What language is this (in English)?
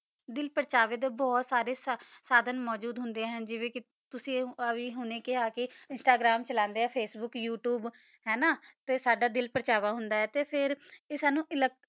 Punjabi